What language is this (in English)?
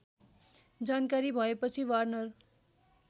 Nepali